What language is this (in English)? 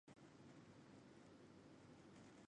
Chinese